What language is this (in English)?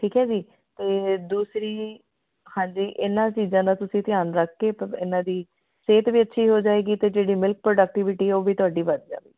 Punjabi